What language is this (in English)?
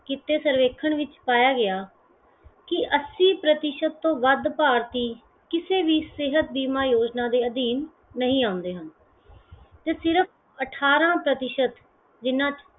Punjabi